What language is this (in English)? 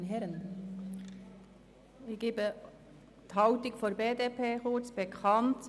Swiss German